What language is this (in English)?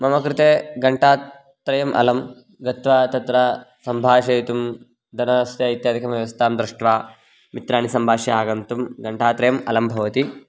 Sanskrit